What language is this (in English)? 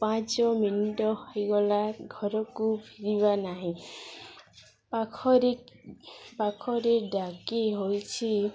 Odia